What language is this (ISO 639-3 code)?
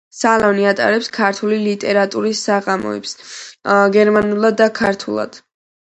kat